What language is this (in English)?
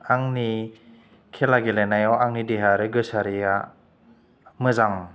Bodo